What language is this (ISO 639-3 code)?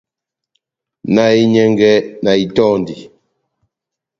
bnm